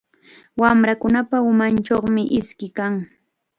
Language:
Chiquián Ancash Quechua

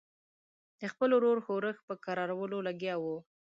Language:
Pashto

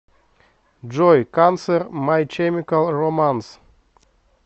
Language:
Russian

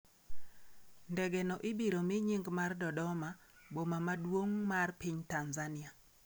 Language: Luo (Kenya and Tanzania)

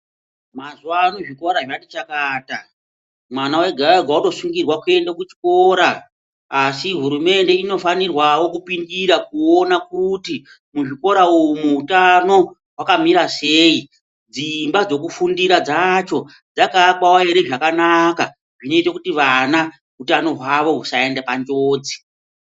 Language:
Ndau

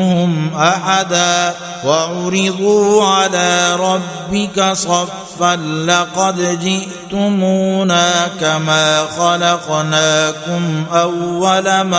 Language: Arabic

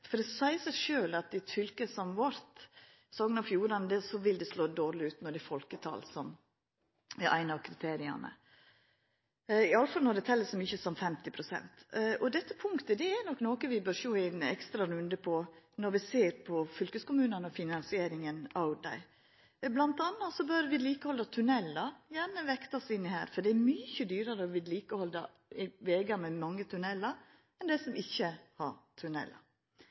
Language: Norwegian Nynorsk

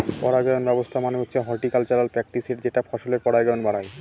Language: Bangla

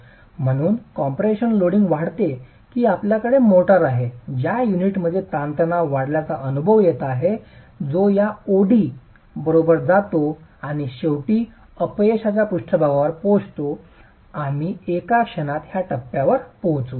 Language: Marathi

